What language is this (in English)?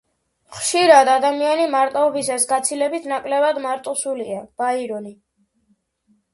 Georgian